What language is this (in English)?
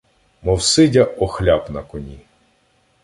Ukrainian